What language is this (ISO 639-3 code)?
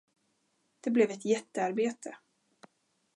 swe